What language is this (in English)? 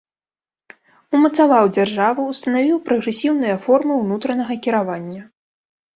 Belarusian